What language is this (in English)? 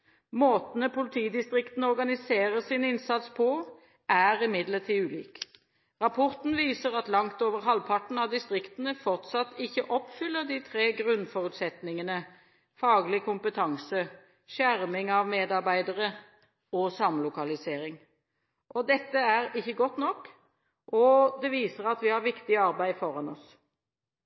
Norwegian Bokmål